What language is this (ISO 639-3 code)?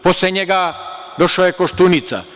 srp